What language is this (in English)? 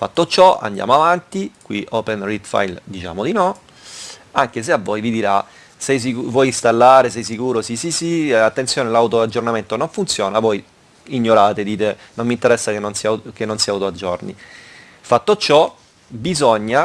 Italian